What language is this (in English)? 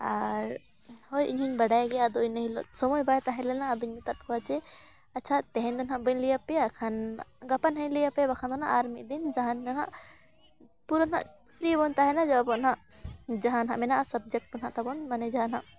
Santali